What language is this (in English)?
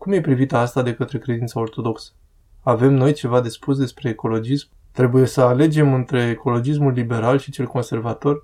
Romanian